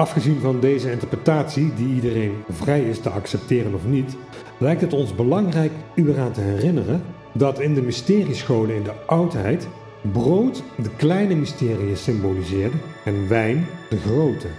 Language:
Dutch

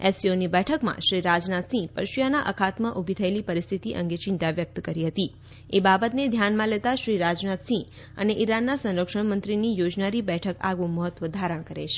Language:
Gujarati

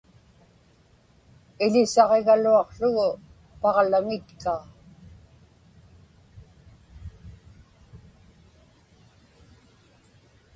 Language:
Inupiaq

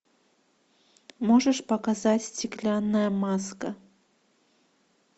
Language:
Russian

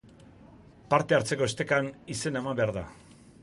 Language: Basque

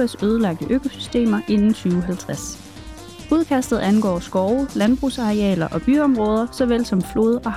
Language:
Danish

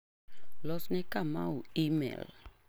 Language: Luo (Kenya and Tanzania)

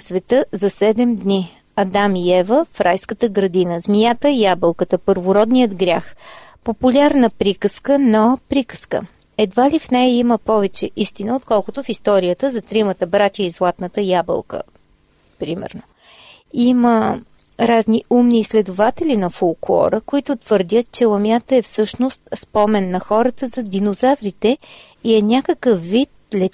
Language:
Bulgarian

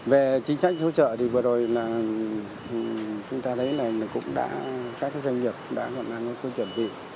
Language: Vietnamese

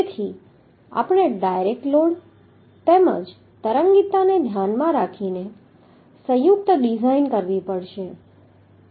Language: Gujarati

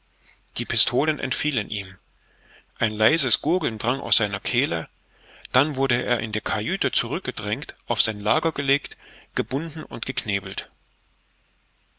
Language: German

